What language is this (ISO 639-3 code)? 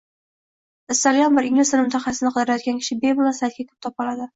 uzb